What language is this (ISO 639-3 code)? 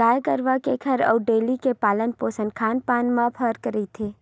hne